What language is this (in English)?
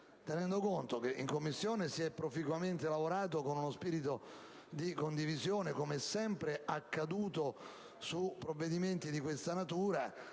Italian